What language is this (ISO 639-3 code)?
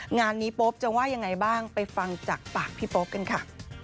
tha